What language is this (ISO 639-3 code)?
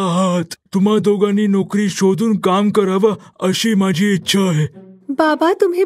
mar